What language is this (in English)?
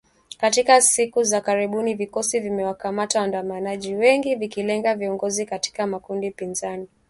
Swahili